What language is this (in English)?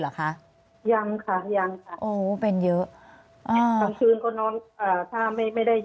Thai